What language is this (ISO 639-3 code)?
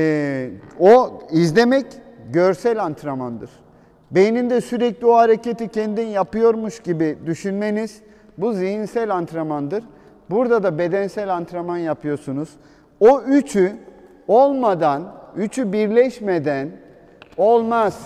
tur